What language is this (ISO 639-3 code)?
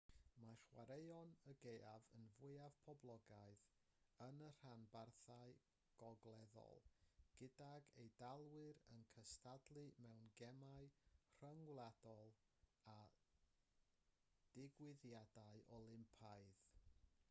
cym